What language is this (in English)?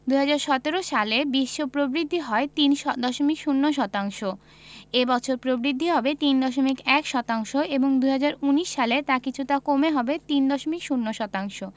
Bangla